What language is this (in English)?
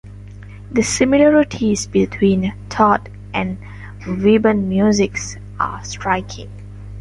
English